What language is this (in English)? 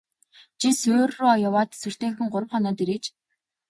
Mongolian